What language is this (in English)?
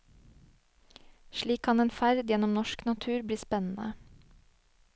Norwegian